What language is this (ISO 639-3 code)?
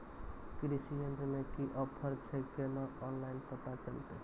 mai